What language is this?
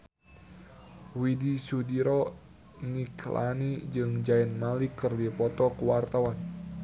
Sundanese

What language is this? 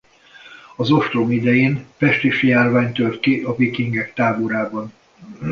Hungarian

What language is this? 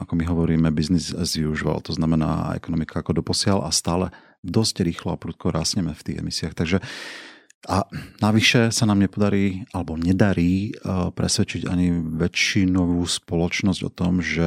Slovak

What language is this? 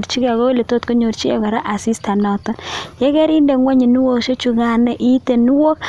Kalenjin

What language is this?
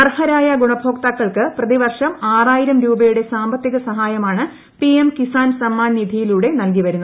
Malayalam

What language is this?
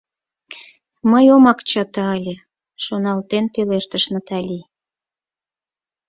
Mari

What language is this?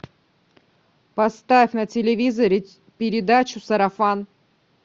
Russian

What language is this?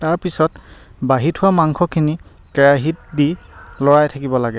Assamese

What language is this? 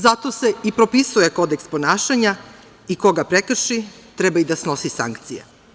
Serbian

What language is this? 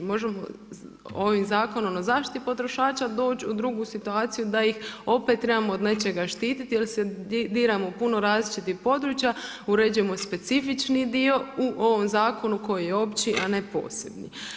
Croatian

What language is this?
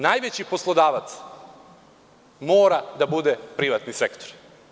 Serbian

